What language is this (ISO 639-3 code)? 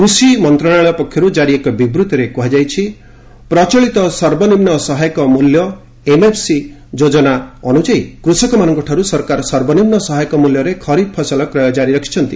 ori